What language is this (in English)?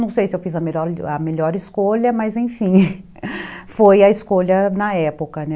Portuguese